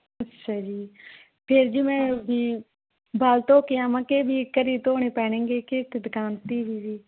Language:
Punjabi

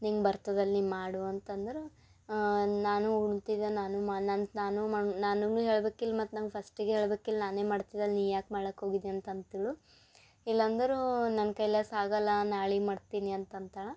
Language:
Kannada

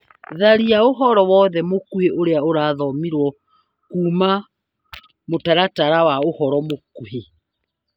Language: Kikuyu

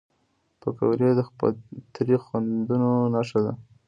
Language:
Pashto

